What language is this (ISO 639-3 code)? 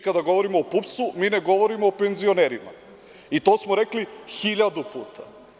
srp